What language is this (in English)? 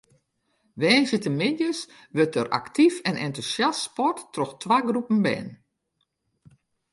Western Frisian